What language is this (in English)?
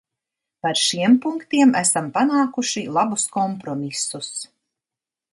Latvian